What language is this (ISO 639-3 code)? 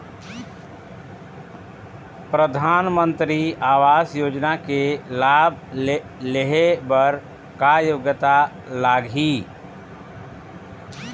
hne